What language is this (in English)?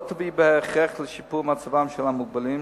Hebrew